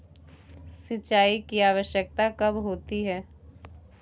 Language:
Hindi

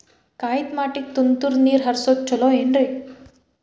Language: Kannada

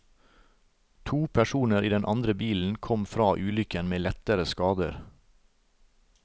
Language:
Norwegian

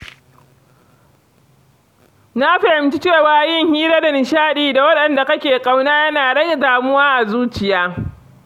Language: Hausa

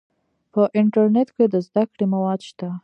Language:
Pashto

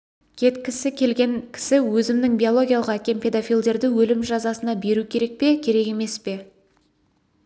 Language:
Kazakh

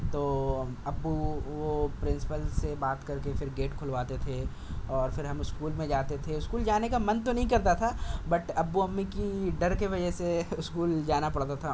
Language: Urdu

